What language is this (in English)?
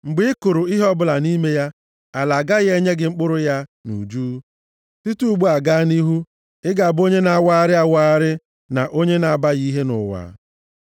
Igbo